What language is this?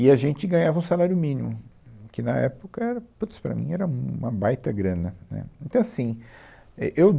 Portuguese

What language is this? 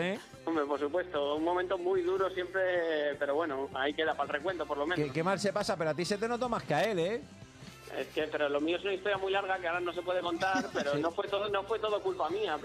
Spanish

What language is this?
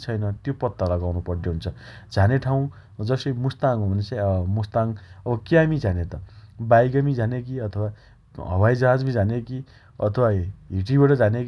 Dotyali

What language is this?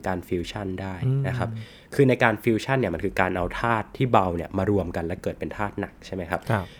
Thai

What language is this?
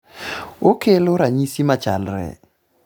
Luo (Kenya and Tanzania)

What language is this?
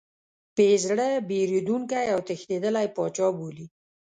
Pashto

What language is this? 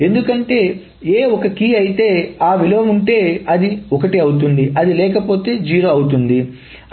Telugu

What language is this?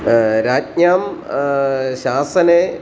Sanskrit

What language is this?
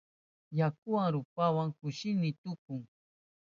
Southern Pastaza Quechua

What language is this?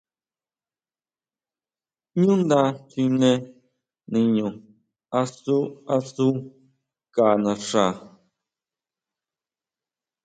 Huautla Mazatec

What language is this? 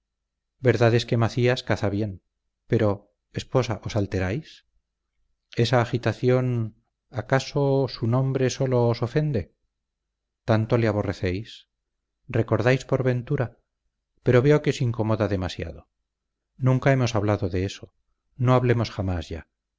Spanish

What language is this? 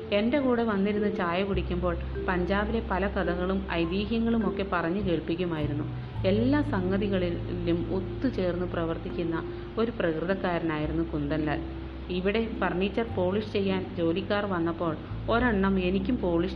Malayalam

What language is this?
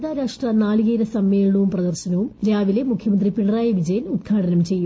Malayalam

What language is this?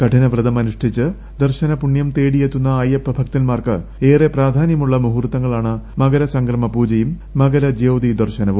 Malayalam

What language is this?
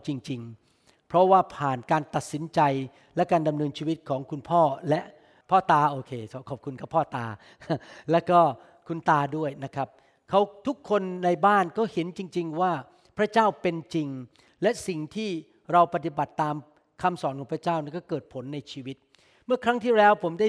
Thai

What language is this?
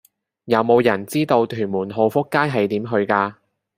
Cantonese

